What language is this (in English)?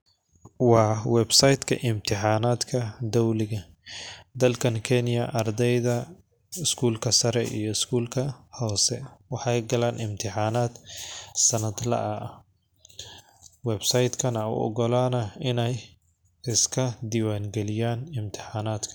Somali